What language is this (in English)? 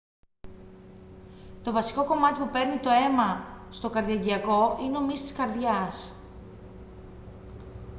Greek